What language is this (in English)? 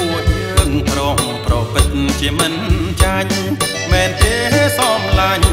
Thai